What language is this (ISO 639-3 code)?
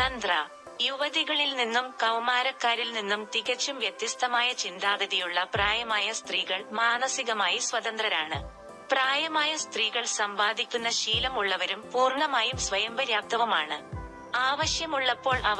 mal